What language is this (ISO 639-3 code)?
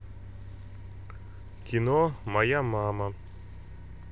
rus